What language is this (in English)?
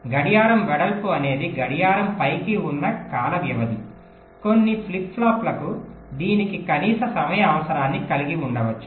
Telugu